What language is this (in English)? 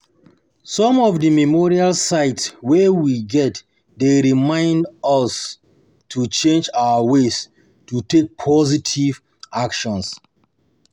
Nigerian Pidgin